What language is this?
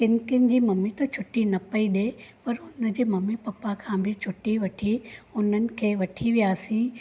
Sindhi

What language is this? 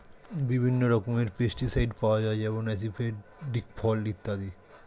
Bangla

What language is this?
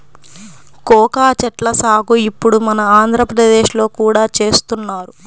Telugu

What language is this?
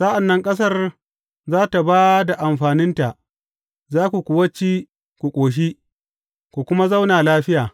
Hausa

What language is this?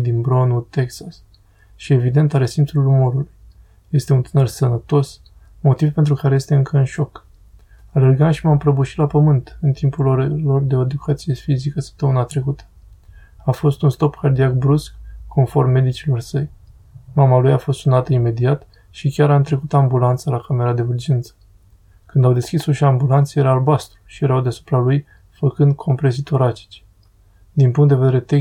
Romanian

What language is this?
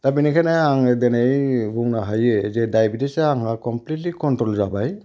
Bodo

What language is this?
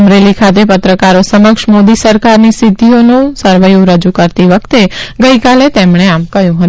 Gujarati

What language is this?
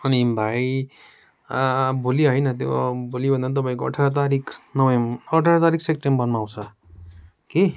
Nepali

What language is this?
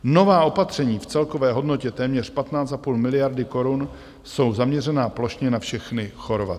Czech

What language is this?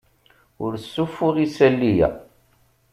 Kabyle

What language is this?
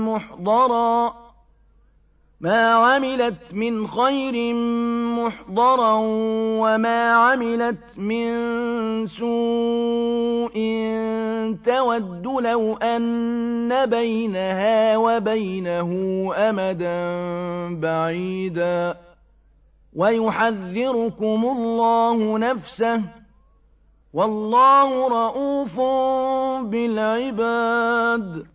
Arabic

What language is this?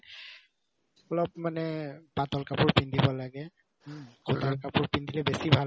Assamese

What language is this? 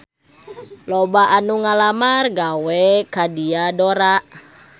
Sundanese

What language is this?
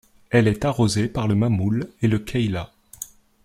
French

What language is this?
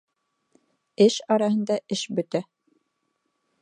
Bashkir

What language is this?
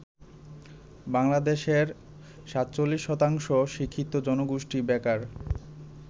Bangla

